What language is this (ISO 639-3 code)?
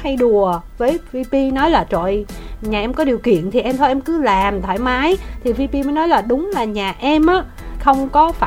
vie